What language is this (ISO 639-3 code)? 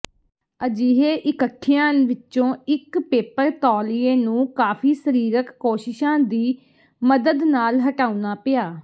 pan